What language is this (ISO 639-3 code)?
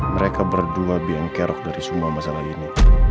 ind